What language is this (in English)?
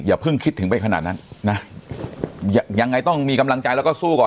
Thai